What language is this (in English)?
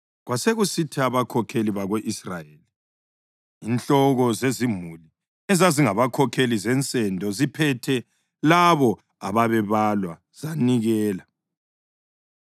North Ndebele